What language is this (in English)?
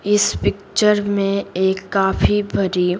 Hindi